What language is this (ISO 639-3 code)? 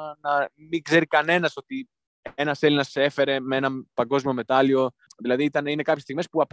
ell